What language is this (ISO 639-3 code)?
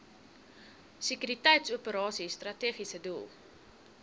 afr